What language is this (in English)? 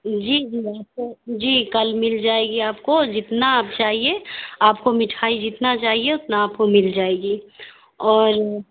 Urdu